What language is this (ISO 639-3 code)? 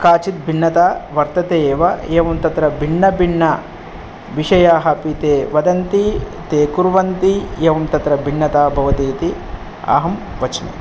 san